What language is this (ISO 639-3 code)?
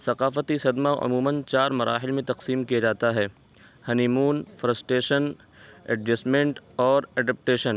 urd